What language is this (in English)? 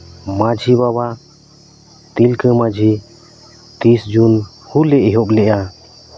Santali